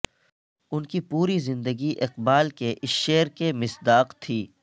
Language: Urdu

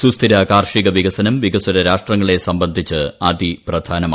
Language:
Malayalam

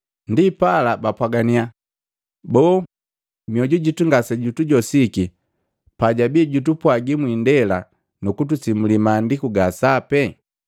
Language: Matengo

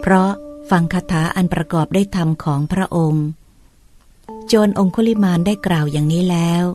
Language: Thai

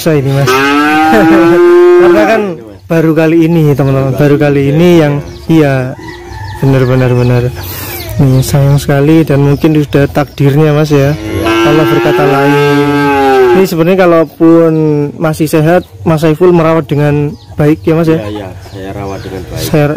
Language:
Indonesian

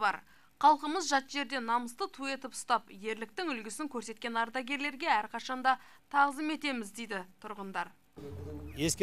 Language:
Turkish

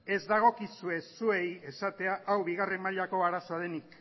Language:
Basque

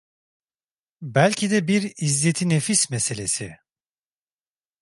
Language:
Turkish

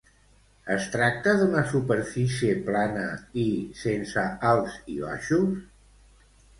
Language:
Catalan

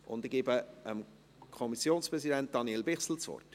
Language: Swiss German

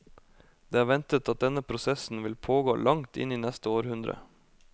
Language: Norwegian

